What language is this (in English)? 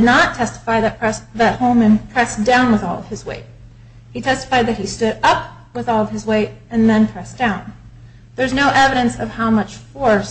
English